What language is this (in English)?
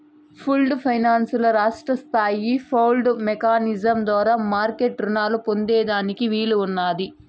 Telugu